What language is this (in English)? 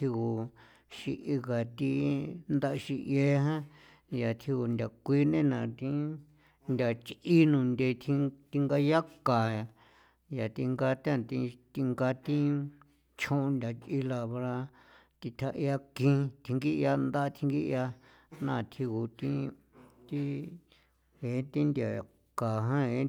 San Felipe Otlaltepec Popoloca